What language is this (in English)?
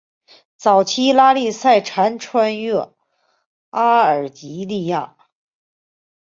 Chinese